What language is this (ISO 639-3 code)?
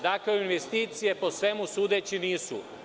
srp